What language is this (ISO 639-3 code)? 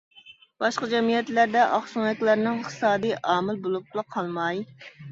uig